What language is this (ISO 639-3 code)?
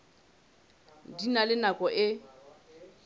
sot